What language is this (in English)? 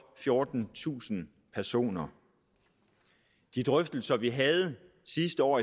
Danish